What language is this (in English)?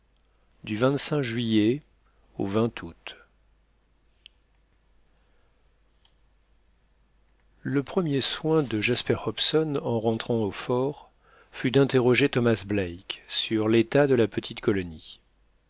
French